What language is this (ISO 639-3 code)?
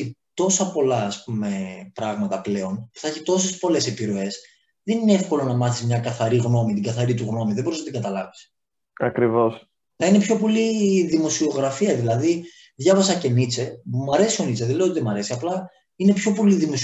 ell